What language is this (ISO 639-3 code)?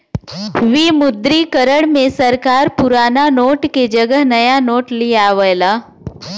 bho